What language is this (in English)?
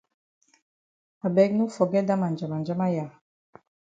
Cameroon Pidgin